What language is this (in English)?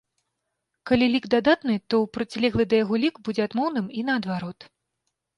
Belarusian